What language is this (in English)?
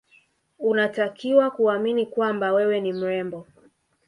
Swahili